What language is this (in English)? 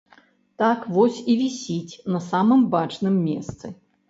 Belarusian